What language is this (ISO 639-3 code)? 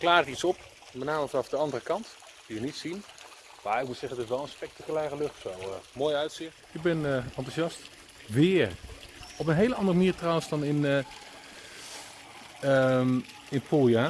nld